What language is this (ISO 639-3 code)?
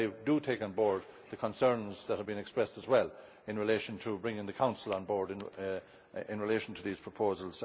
eng